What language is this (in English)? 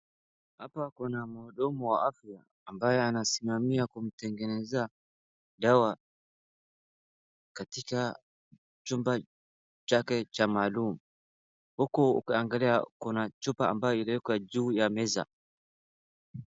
Swahili